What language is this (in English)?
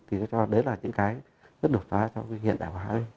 Vietnamese